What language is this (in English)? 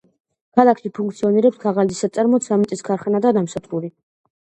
Georgian